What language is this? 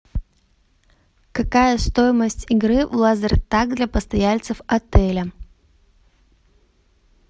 Russian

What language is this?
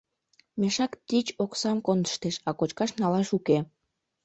Mari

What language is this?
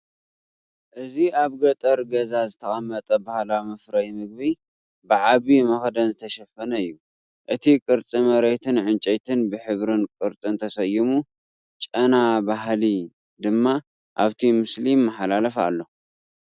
Tigrinya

